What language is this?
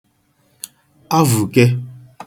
Igbo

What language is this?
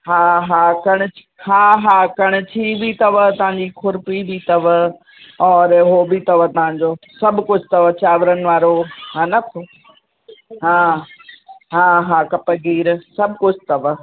Sindhi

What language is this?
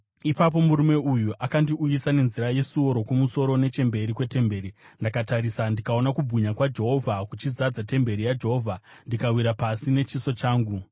Shona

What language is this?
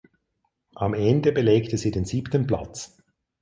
German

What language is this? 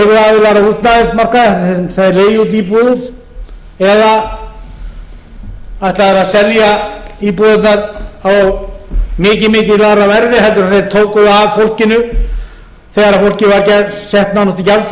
Icelandic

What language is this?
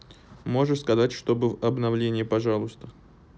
Russian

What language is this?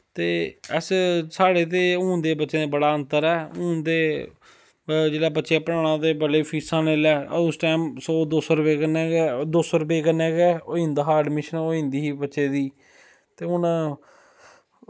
Dogri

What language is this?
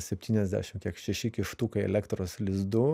Lithuanian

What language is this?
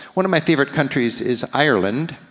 English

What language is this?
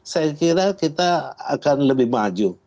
Indonesian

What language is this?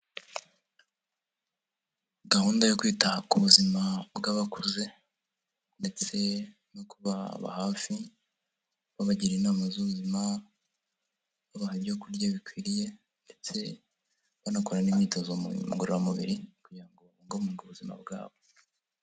Kinyarwanda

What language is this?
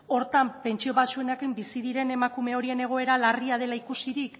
Basque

